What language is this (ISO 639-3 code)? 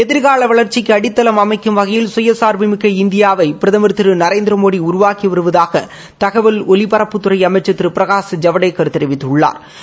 tam